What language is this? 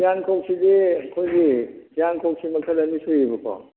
Manipuri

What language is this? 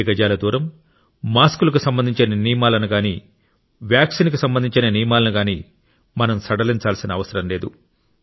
Telugu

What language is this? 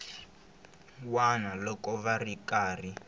Tsonga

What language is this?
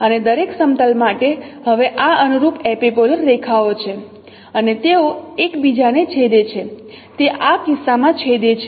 Gujarati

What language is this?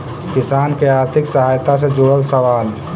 Magahi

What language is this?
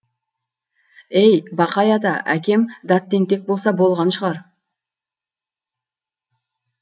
Kazakh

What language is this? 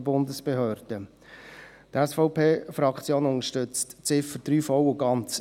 Swiss German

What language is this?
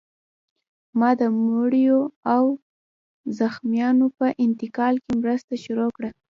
Pashto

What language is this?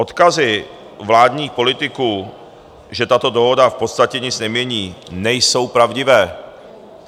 Czech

